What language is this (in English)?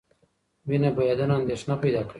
Pashto